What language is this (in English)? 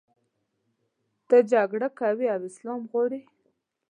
Pashto